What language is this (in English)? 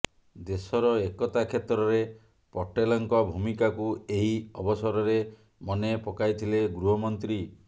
Odia